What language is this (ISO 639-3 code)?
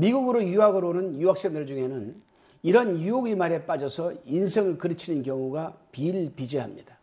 kor